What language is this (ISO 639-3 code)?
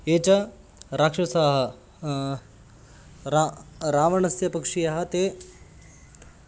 san